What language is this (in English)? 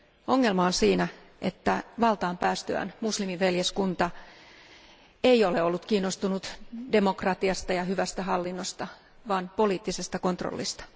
Finnish